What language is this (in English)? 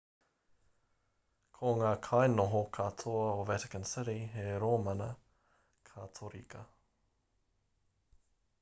Māori